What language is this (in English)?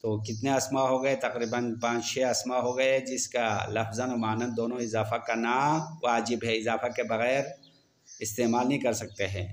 Hindi